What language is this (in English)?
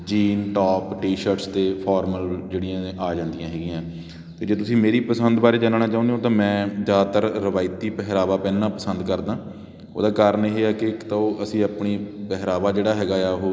Punjabi